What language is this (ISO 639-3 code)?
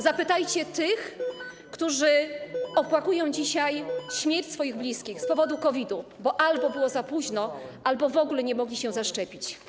pol